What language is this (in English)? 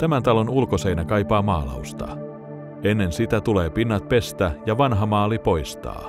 Finnish